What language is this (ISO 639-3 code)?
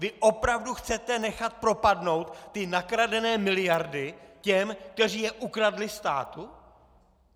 ces